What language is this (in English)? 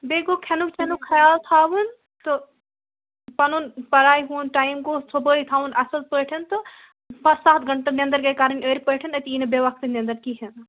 Kashmiri